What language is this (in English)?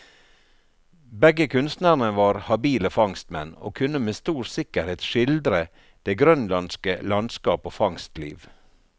Norwegian